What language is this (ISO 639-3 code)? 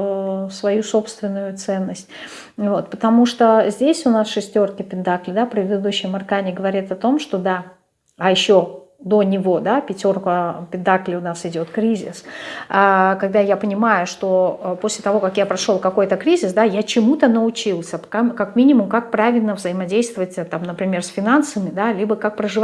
rus